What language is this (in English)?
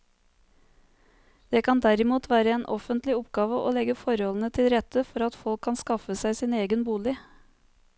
Norwegian